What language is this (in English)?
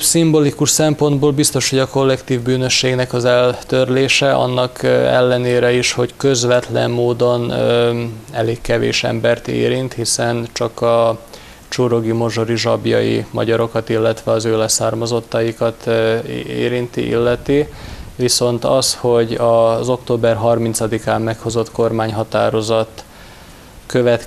Hungarian